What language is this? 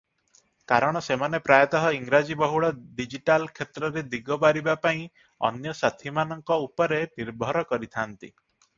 Odia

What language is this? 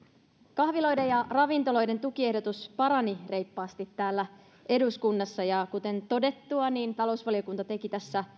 Finnish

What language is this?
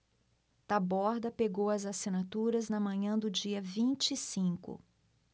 Portuguese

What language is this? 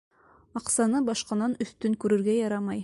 Bashkir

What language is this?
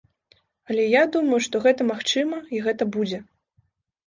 Belarusian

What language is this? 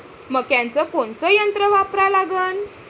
Marathi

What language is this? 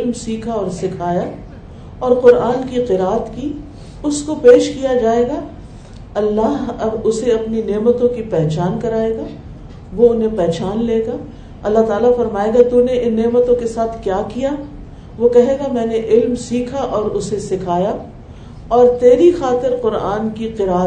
Urdu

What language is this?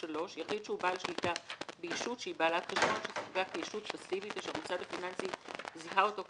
Hebrew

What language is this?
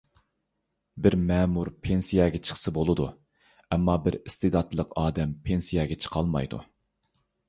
Uyghur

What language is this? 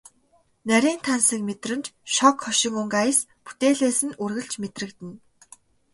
Mongolian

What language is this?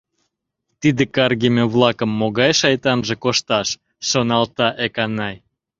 Mari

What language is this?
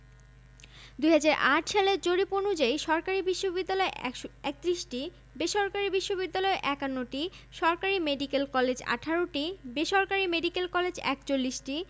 Bangla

